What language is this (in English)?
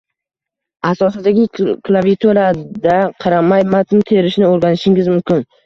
Uzbek